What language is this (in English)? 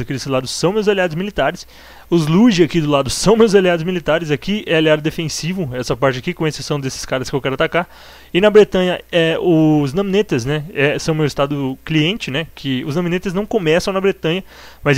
Portuguese